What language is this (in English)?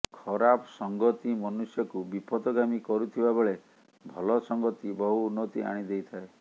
Odia